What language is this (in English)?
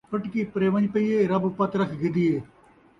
Saraiki